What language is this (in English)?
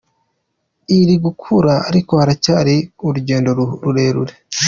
Kinyarwanda